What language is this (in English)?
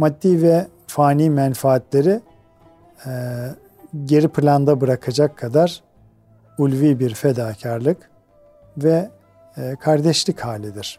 Turkish